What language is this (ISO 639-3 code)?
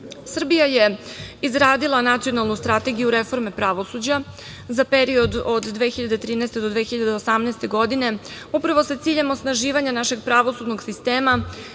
srp